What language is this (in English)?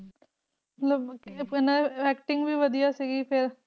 Punjabi